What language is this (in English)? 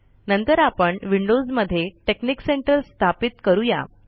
Marathi